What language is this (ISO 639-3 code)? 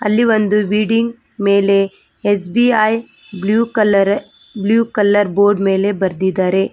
kan